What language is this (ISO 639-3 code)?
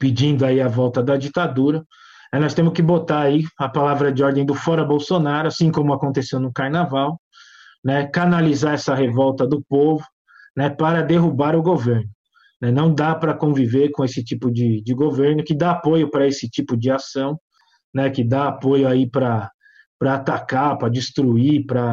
por